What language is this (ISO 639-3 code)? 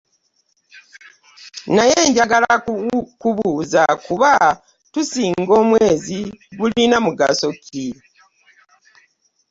lug